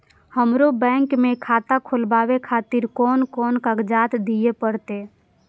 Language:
Maithili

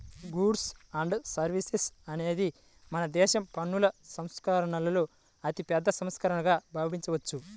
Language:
Telugu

